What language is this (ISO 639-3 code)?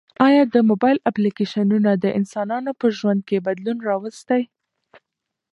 pus